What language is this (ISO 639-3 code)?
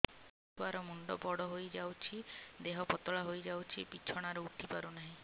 ori